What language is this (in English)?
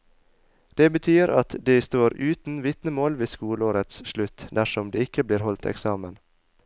Norwegian